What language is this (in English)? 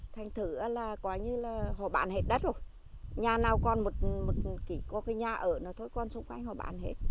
Vietnamese